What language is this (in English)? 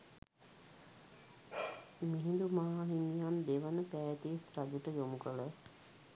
Sinhala